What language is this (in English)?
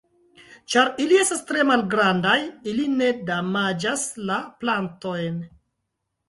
Esperanto